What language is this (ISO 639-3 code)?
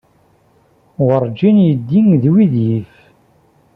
kab